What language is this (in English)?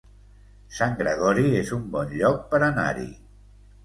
Catalan